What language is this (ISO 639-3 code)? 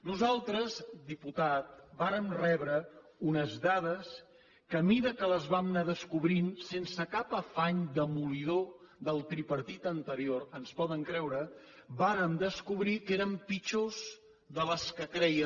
cat